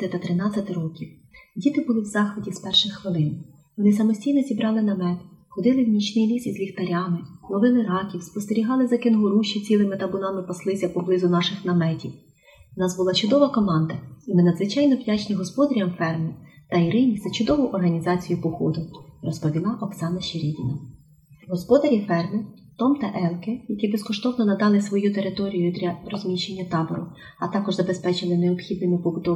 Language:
Ukrainian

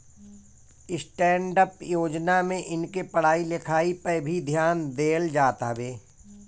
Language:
Bhojpuri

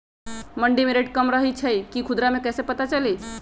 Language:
Magahi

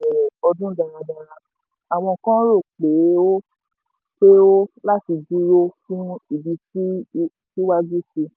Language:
Yoruba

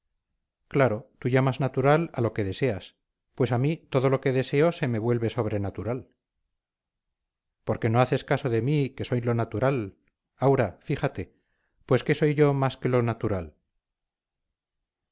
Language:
Spanish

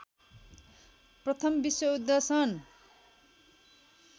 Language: Nepali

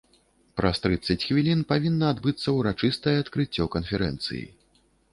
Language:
Belarusian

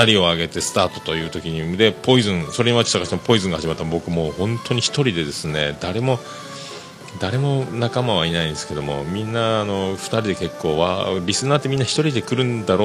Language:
Japanese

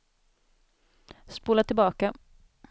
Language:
Swedish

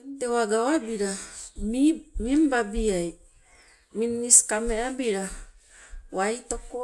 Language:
Sibe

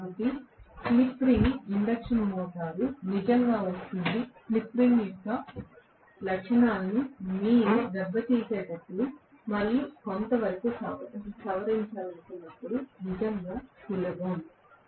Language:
Telugu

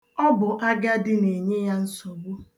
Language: Igbo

